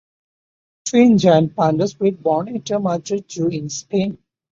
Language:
English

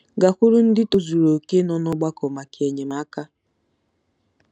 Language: Igbo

